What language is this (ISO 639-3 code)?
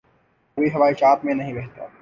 urd